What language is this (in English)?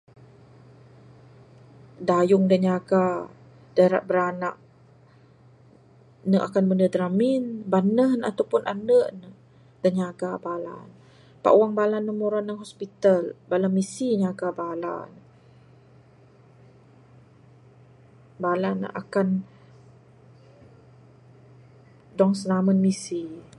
Bukar-Sadung Bidayuh